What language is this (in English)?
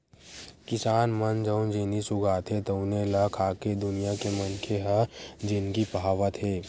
Chhattisgarhi